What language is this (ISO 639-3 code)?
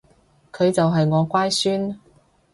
yue